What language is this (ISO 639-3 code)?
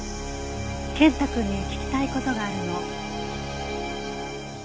jpn